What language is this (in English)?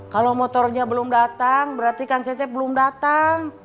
Indonesian